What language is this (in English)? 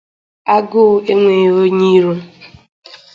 Igbo